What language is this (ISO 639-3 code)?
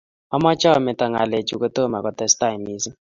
kln